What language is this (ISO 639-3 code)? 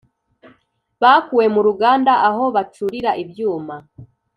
kin